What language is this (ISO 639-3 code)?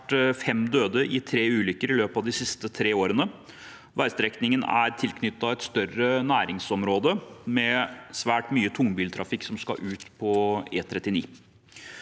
nor